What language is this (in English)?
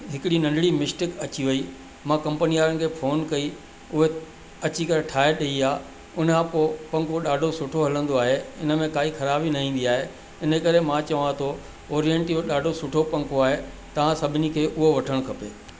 Sindhi